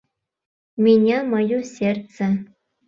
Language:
Mari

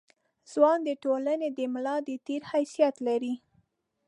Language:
Pashto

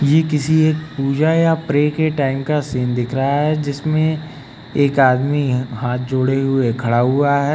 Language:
Hindi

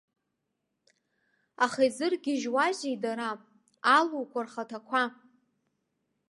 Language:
Abkhazian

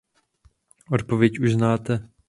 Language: Czech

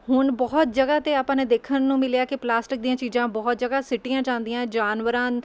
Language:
Punjabi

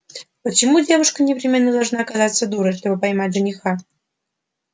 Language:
Russian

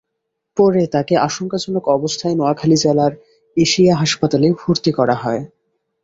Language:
Bangla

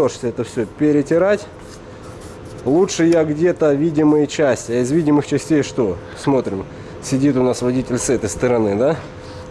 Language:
Russian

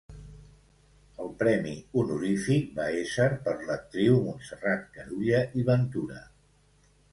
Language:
Catalan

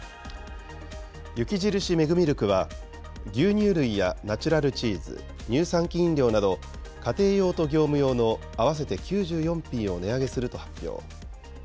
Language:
Japanese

